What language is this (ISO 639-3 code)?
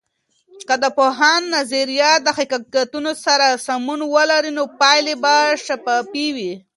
pus